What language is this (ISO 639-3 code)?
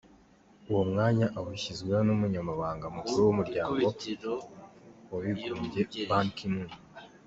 kin